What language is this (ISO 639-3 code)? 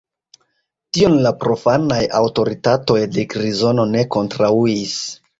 epo